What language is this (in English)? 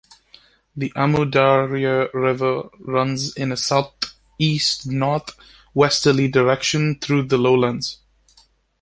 English